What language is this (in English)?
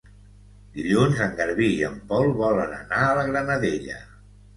Catalan